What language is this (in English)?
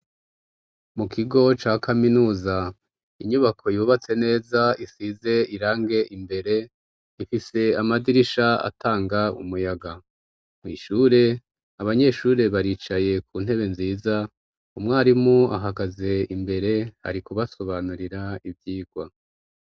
Rundi